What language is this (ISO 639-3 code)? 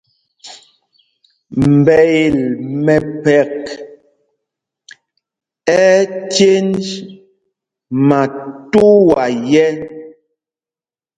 mgg